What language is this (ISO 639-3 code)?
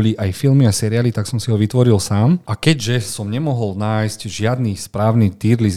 slk